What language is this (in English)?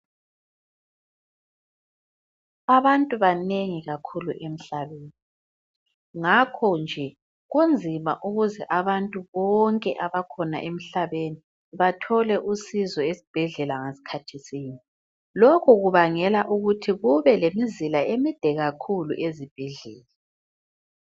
North Ndebele